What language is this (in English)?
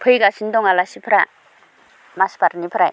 Bodo